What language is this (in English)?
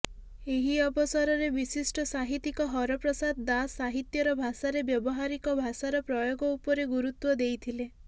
Odia